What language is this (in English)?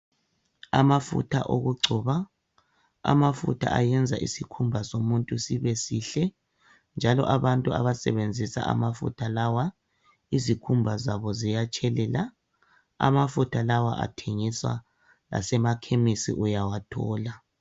North Ndebele